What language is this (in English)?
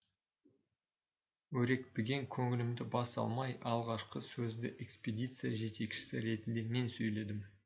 Kazakh